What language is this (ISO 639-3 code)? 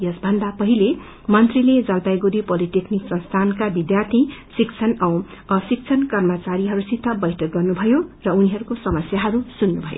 nep